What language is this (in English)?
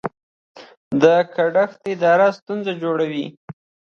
Pashto